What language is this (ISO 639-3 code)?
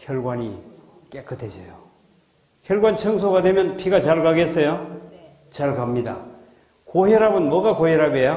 kor